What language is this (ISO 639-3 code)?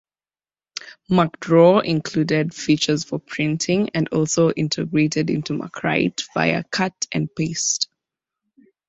eng